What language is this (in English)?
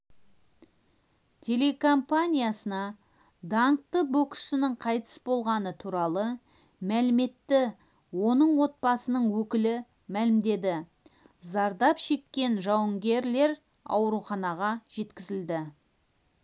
Kazakh